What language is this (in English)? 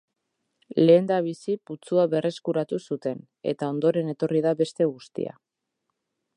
Basque